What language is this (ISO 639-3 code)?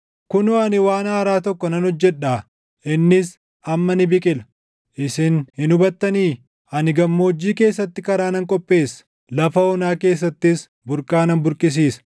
orm